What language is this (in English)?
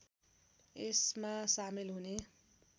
Nepali